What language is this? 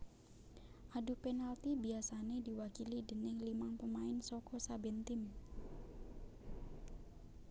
Javanese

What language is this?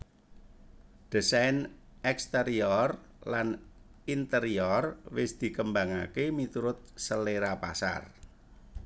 Javanese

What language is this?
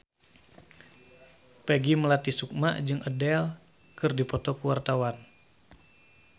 Sundanese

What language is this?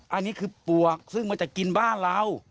Thai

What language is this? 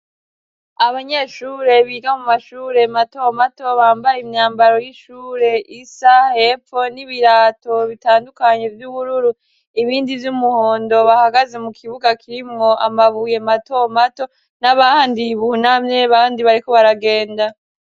Rundi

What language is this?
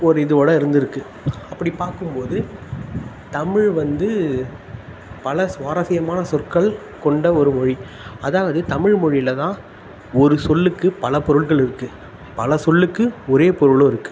Tamil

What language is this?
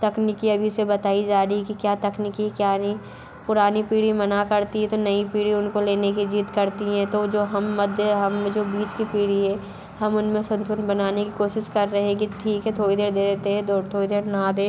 Hindi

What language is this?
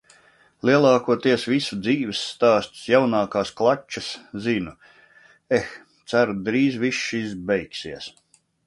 Latvian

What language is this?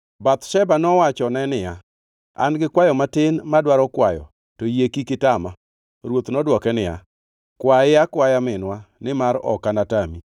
Luo (Kenya and Tanzania)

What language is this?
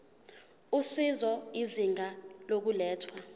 Zulu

